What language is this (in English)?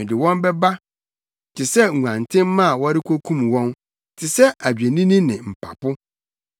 Akan